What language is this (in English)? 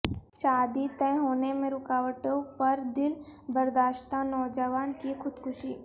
Urdu